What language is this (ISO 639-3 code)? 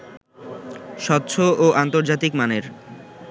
ben